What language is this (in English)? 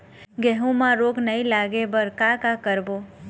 Chhattisgarhi